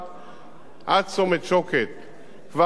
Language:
Hebrew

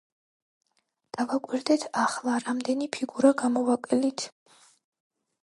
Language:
Georgian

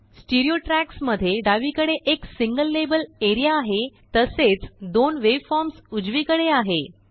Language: Marathi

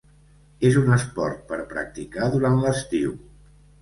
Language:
Catalan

